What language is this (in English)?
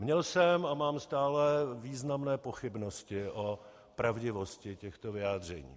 Czech